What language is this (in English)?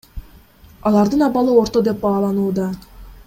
Kyrgyz